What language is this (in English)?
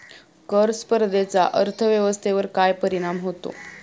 Marathi